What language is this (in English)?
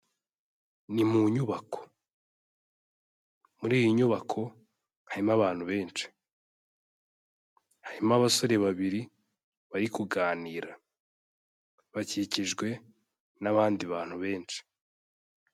Kinyarwanda